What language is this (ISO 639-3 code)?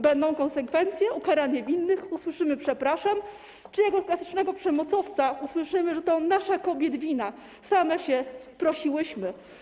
pol